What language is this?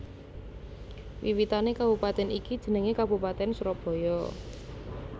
Javanese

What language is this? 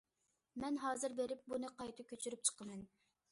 Uyghur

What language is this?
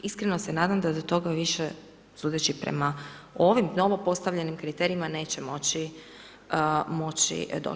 Croatian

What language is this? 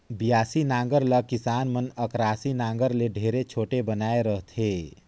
Chhattisgarhi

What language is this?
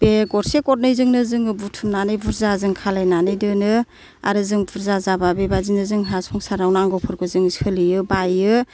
Bodo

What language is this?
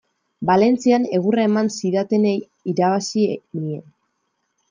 Basque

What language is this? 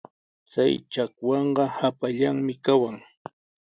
Sihuas Ancash Quechua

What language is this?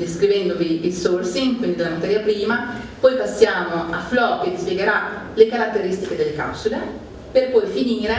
Italian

